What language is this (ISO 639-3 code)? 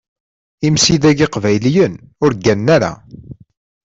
kab